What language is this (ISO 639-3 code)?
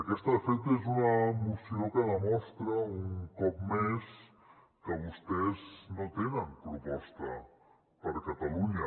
cat